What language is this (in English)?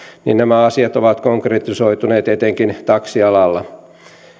Finnish